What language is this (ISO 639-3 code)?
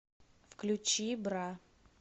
rus